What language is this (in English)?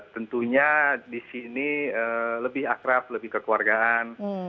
Indonesian